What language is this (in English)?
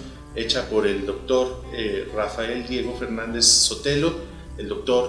Spanish